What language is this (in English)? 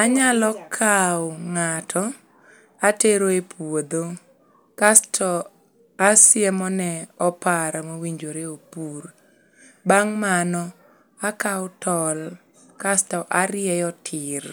Luo (Kenya and Tanzania)